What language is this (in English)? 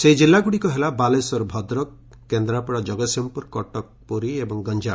Odia